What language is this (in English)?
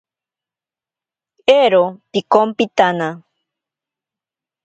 Ashéninka Perené